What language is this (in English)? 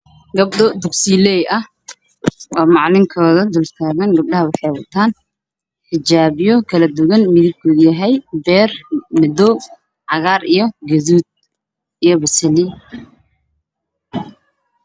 Somali